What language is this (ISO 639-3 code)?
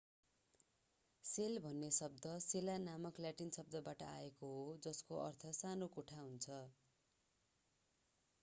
nep